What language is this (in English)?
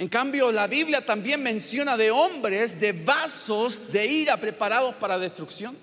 Spanish